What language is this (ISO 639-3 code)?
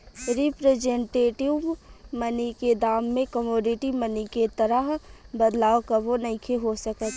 bho